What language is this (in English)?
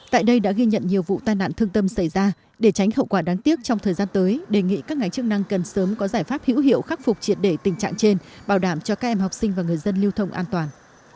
Vietnamese